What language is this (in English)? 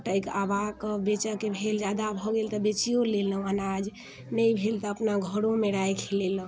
Maithili